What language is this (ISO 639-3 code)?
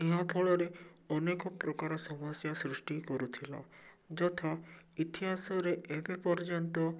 ori